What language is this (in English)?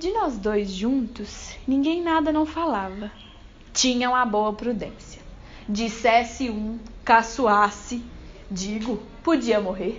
Portuguese